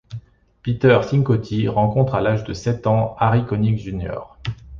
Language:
French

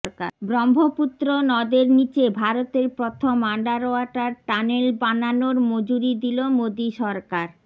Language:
Bangla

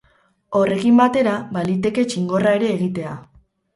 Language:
Basque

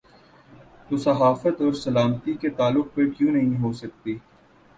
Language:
Urdu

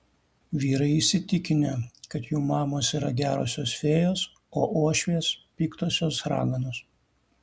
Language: Lithuanian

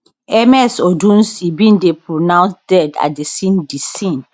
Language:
Nigerian Pidgin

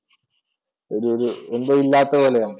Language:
Malayalam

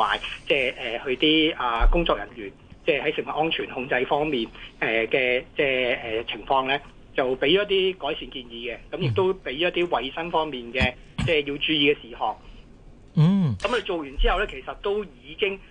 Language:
Chinese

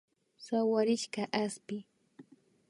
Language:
Imbabura Highland Quichua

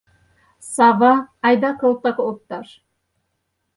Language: Mari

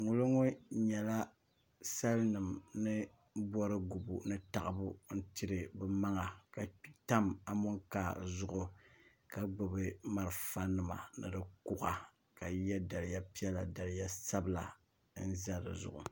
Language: Dagbani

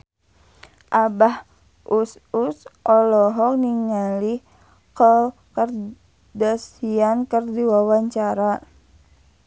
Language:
Sundanese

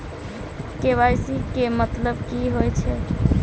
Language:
Maithili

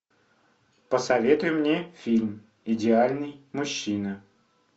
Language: Russian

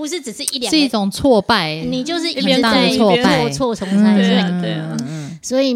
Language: Chinese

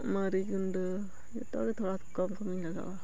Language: Santali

